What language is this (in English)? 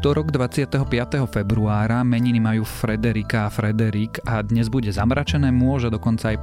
Slovak